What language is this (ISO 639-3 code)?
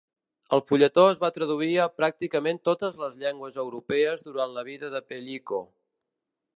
cat